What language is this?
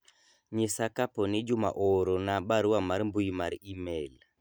Luo (Kenya and Tanzania)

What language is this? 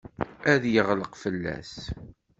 Kabyle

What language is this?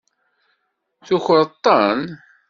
Kabyle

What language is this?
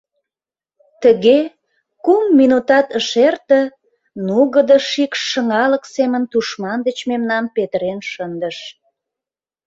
Mari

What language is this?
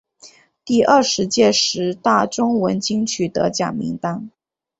Chinese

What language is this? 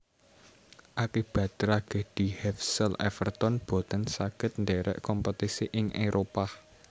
Javanese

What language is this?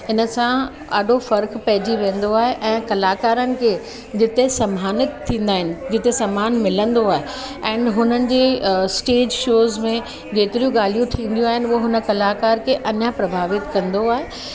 Sindhi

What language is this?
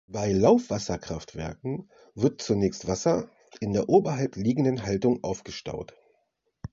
German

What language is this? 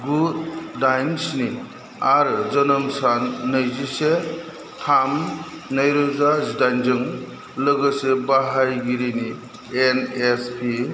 Bodo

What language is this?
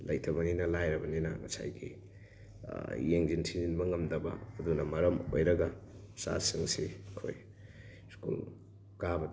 Manipuri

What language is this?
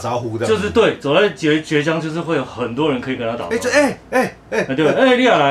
Chinese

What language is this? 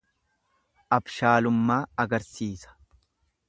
Oromo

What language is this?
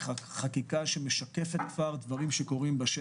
Hebrew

